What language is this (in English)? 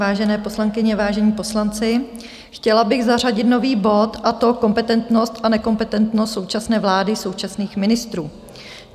Czech